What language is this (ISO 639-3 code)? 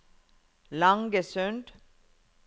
nor